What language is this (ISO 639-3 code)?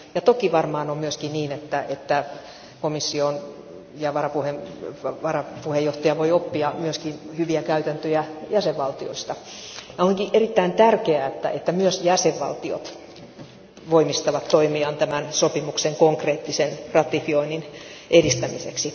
fin